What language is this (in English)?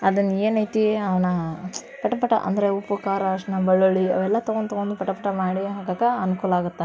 Kannada